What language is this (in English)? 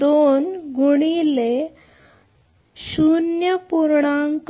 Marathi